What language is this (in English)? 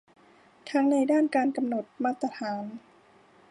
Thai